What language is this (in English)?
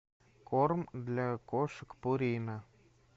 Russian